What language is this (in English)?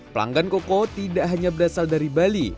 Indonesian